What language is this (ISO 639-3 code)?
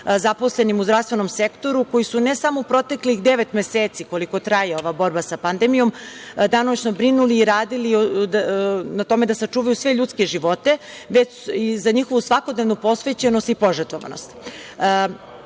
srp